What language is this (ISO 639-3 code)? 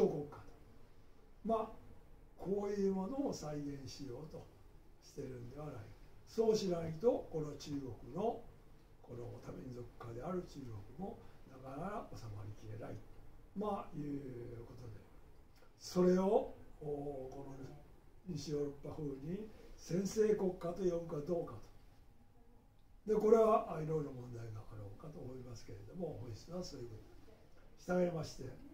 jpn